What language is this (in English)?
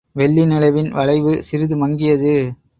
Tamil